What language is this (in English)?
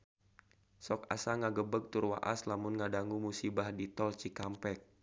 Sundanese